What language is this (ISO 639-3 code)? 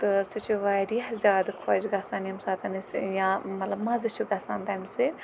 kas